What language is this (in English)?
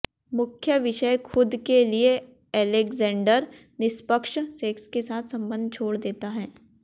Hindi